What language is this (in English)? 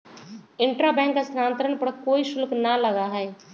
Magahi